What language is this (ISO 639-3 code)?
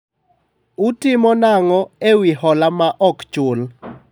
luo